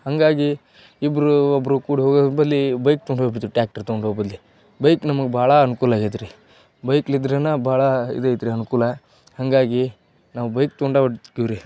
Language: Kannada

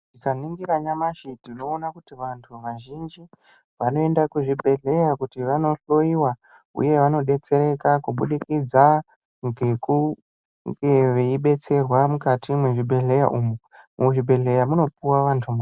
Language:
Ndau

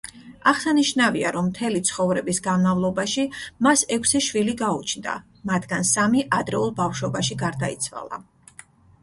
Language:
Georgian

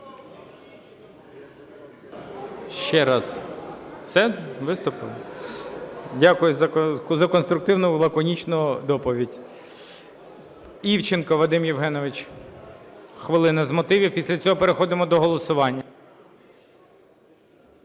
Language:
Ukrainian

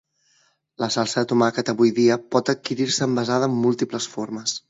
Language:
Catalan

